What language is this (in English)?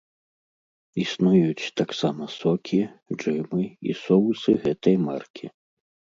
Belarusian